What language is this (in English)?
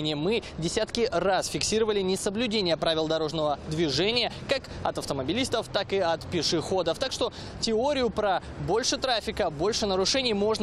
Russian